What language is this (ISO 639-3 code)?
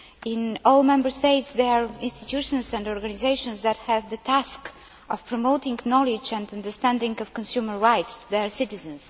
eng